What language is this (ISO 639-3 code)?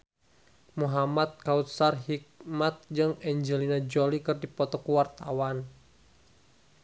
sun